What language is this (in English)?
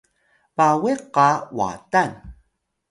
Atayal